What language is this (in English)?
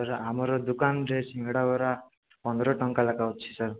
Odia